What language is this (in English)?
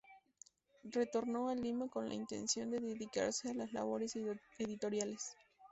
Spanish